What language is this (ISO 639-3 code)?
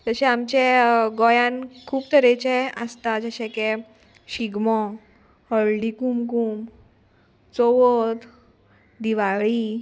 kok